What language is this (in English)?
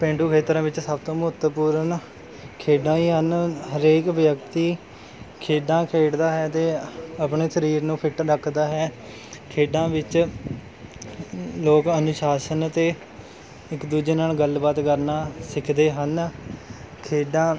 Punjabi